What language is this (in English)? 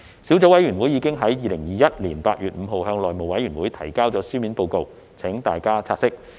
Cantonese